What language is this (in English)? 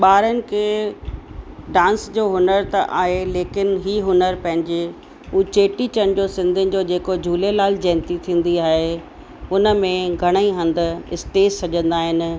Sindhi